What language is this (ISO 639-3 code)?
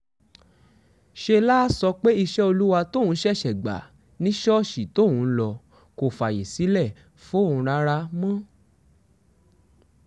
yor